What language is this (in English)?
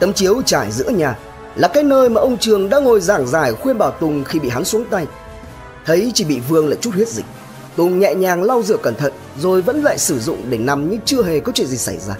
Vietnamese